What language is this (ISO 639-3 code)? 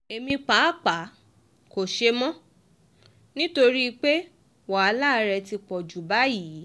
yor